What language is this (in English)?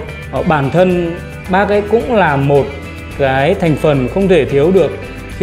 Vietnamese